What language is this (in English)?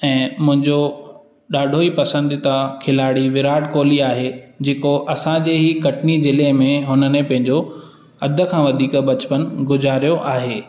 Sindhi